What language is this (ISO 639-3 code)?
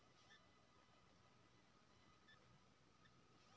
mai